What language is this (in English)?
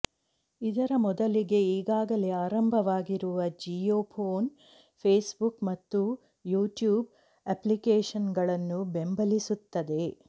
Kannada